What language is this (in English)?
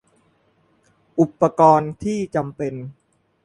Thai